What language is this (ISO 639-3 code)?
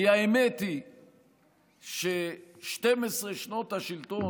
heb